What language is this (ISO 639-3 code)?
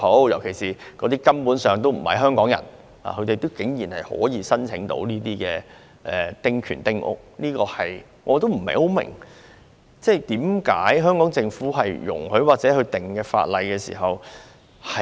yue